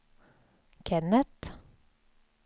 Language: Swedish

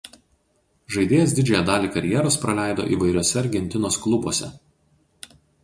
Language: Lithuanian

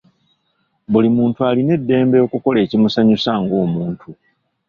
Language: Ganda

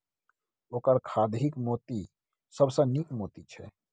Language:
Maithili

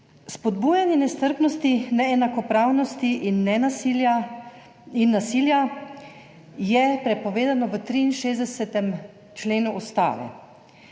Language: Slovenian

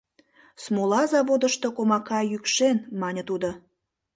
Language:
Mari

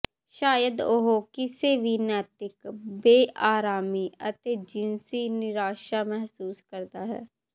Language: Punjabi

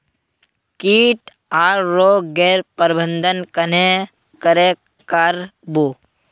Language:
Magahi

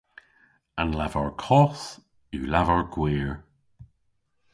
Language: Cornish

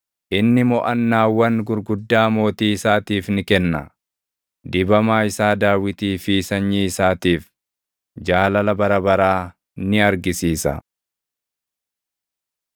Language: Oromo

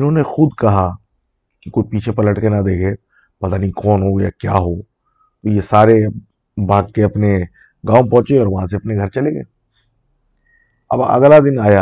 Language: Urdu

